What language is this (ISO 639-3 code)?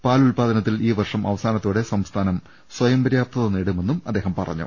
mal